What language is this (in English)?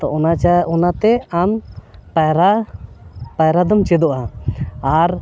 Santali